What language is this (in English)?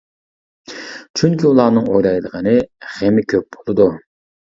Uyghur